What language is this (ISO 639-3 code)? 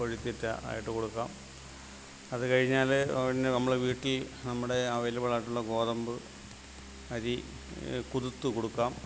mal